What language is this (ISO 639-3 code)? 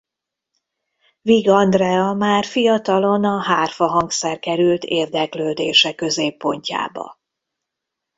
hun